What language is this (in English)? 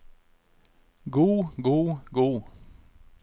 Norwegian